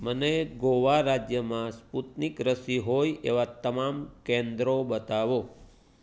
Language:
Gujarati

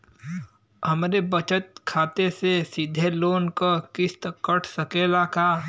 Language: Bhojpuri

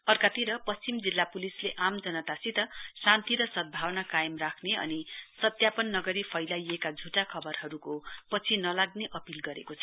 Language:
Nepali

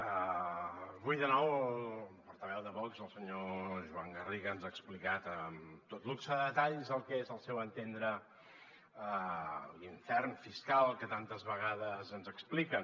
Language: Catalan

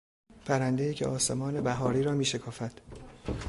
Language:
Persian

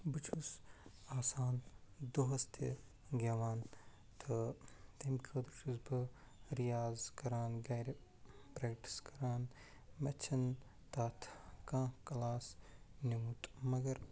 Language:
Kashmiri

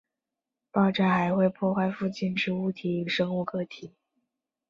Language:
Chinese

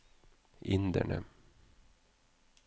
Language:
Norwegian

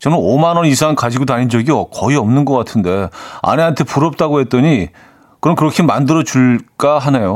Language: Korean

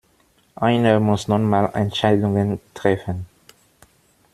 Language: German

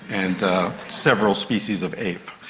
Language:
English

